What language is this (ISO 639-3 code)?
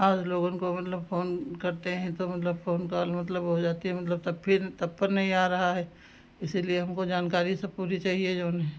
hin